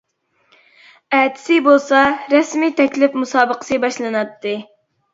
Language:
Uyghur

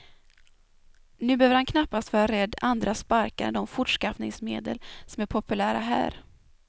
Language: Swedish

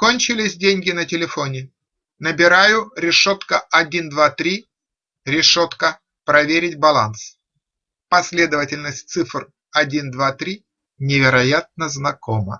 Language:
Russian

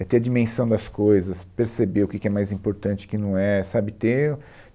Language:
Portuguese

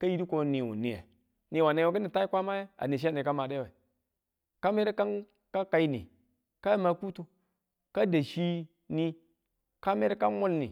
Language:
Tula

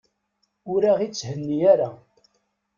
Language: Kabyle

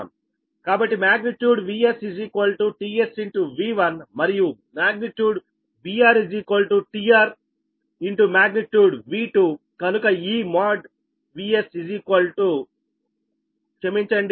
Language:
Telugu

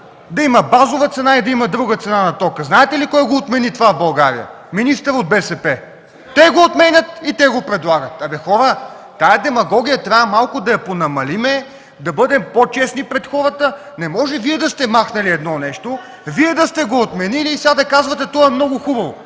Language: Bulgarian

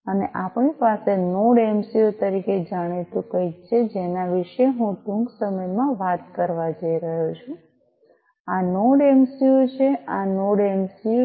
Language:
Gujarati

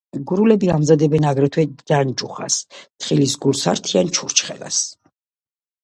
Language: Georgian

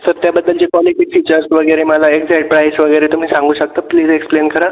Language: Marathi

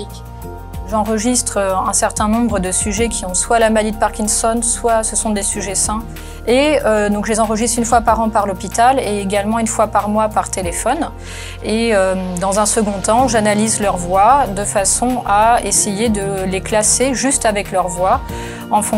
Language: French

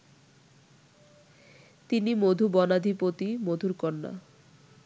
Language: Bangla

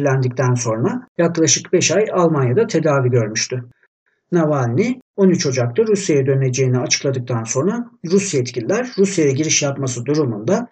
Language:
Turkish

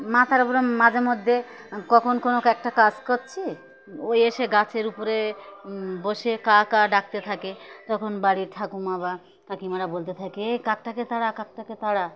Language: Bangla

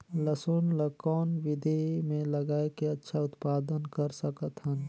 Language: Chhattisgarhi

